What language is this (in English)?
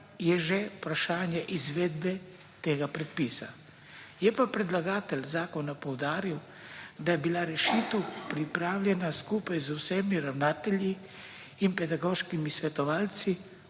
Slovenian